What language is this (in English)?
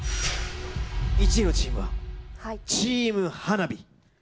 Japanese